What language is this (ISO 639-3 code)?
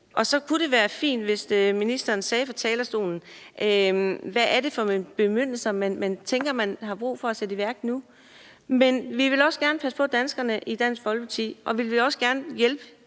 dan